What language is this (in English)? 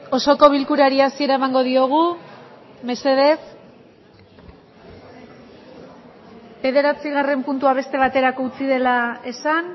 Basque